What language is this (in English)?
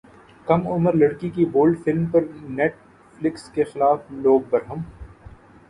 Urdu